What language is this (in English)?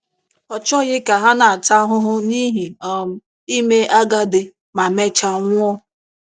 Igbo